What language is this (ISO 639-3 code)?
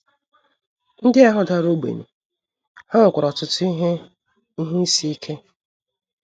ibo